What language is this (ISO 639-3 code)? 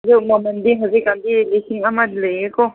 mni